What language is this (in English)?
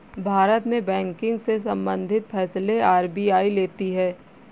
Hindi